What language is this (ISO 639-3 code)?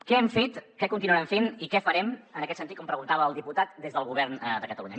cat